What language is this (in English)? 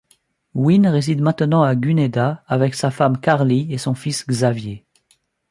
French